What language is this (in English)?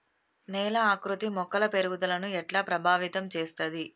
Telugu